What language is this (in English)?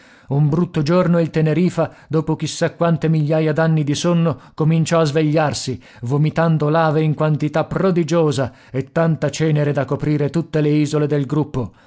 Italian